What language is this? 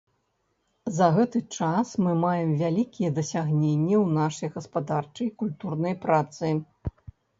Belarusian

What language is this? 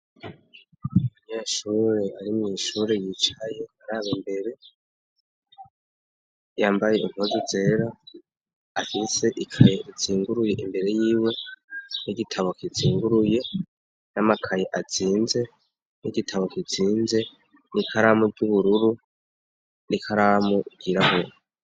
Rundi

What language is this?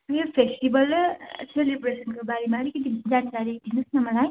Nepali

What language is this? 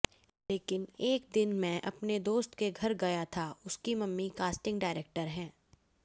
Hindi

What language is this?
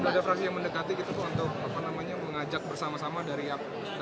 Indonesian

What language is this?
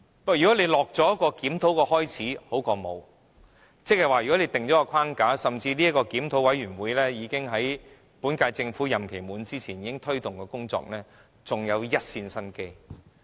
Cantonese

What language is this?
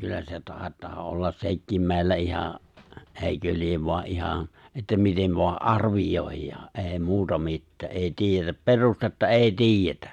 Finnish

